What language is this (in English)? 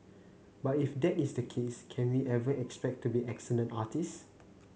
English